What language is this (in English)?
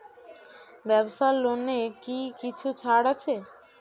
Bangla